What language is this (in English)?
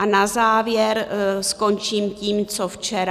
Czech